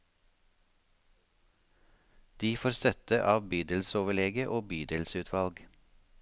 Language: Norwegian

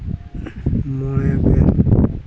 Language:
Santali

